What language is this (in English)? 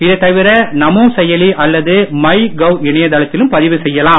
Tamil